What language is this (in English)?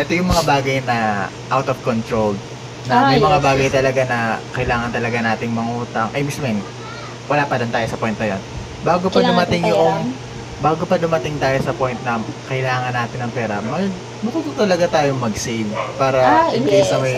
Filipino